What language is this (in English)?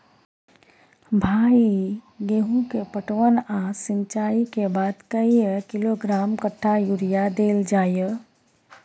Maithili